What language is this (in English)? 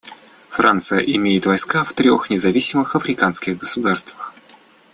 Russian